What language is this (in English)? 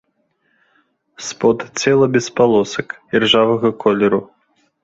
Belarusian